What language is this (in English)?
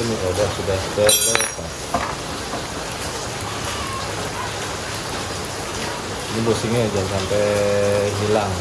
Indonesian